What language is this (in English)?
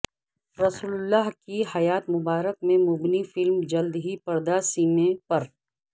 Urdu